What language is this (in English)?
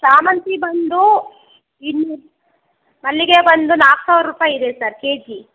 Kannada